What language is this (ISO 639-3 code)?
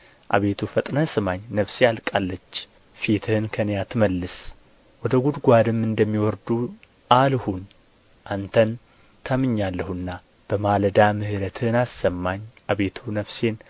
amh